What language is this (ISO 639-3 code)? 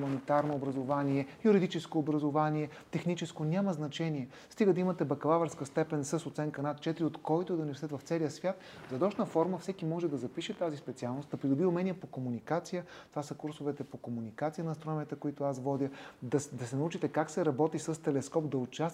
bul